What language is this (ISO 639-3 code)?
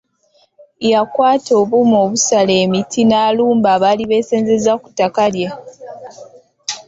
lug